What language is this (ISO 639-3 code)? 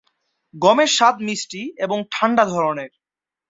ben